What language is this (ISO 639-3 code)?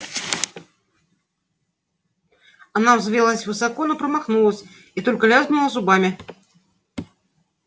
rus